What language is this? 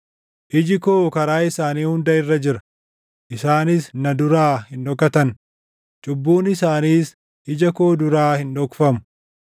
Oromo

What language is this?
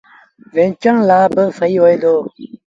Sindhi Bhil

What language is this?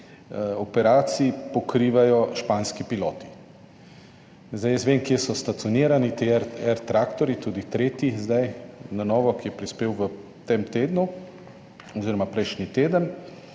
Slovenian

